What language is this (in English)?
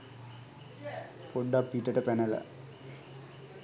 Sinhala